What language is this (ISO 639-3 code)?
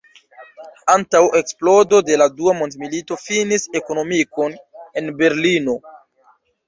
epo